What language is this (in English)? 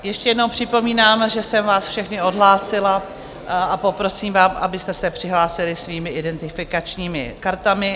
Czech